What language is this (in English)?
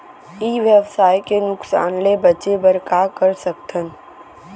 Chhattisgarhi